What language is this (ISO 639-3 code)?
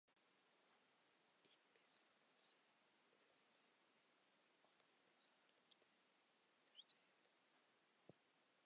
uzb